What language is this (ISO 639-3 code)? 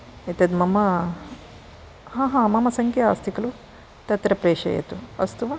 san